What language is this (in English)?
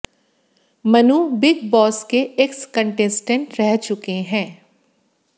Hindi